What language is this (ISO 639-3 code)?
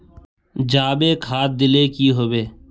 mag